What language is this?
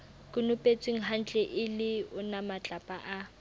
Southern Sotho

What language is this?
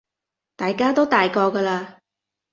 Cantonese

